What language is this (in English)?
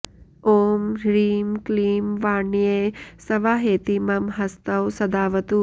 Sanskrit